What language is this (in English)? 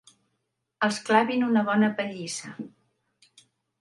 Catalan